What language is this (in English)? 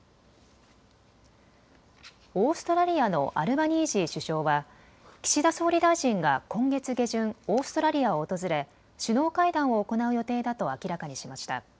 Japanese